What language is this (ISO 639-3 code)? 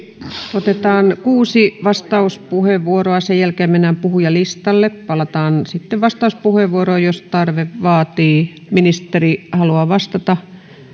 fin